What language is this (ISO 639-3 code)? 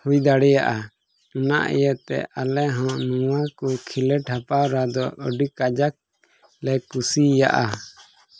sat